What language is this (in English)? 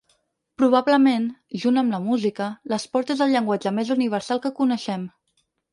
Catalan